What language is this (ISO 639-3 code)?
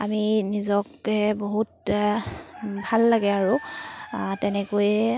asm